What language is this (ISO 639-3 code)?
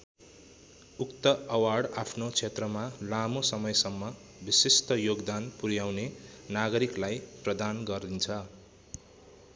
nep